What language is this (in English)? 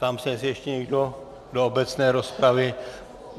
Czech